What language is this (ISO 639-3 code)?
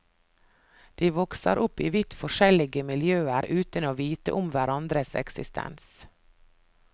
nor